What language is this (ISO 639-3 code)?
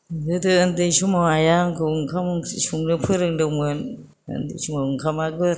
brx